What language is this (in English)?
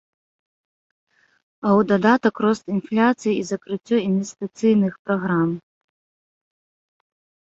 Belarusian